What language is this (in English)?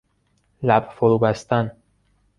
Persian